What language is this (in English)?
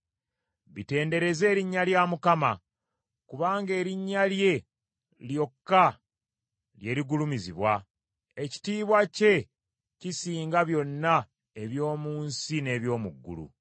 Ganda